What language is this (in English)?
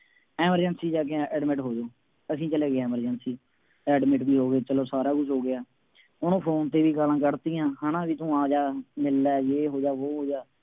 Punjabi